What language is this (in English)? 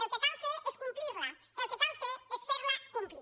Catalan